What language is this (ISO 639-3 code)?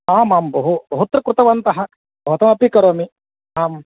san